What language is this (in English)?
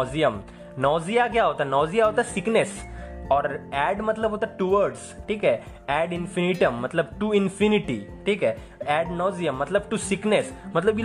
Hindi